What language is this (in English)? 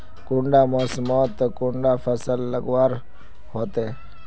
Magahi